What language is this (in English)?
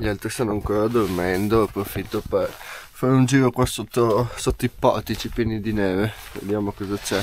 Italian